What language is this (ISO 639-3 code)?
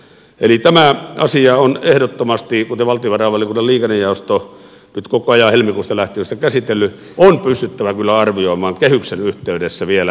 fin